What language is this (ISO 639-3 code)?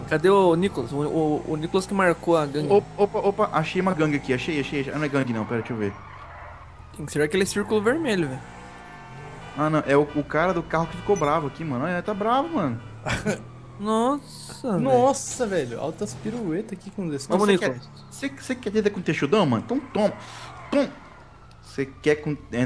por